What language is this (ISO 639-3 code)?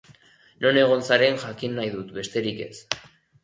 eus